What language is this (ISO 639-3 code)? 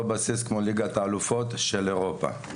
heb